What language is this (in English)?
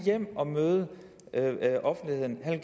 Danish